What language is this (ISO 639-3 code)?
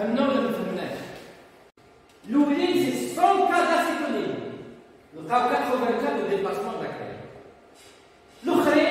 fra